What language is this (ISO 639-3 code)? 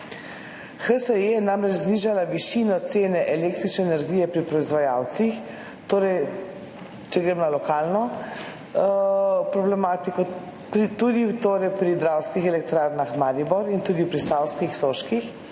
slv